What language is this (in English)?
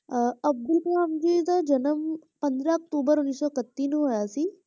Punjabi